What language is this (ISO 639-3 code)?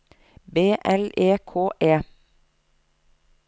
nor